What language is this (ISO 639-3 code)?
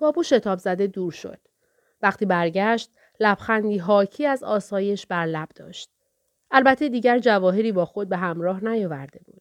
fas